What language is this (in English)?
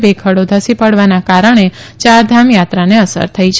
Gujarati